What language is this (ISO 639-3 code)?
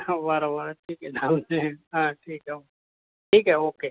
mar